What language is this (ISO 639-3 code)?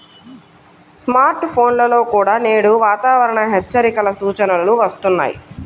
tel